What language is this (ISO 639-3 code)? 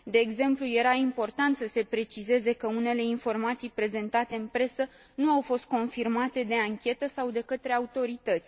ron